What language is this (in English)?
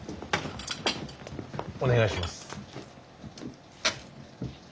Japanese